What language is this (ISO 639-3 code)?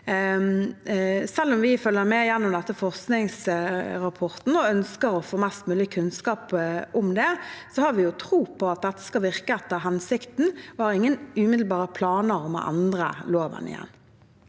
nor